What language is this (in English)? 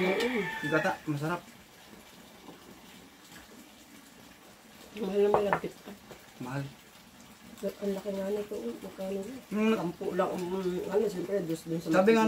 Filipino